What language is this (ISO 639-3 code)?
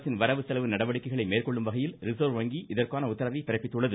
tam